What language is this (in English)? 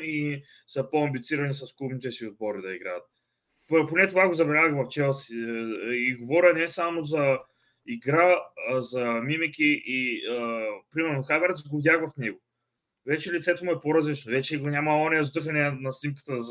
Bulgarian